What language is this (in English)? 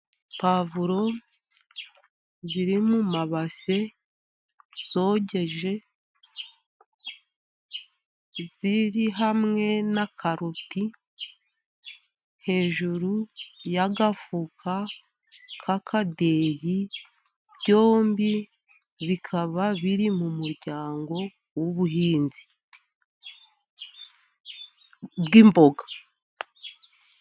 Kinyarwanda